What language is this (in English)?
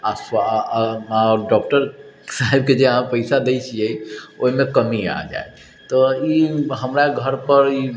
Maithili